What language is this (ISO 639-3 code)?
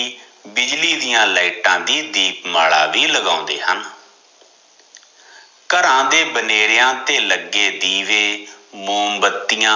pan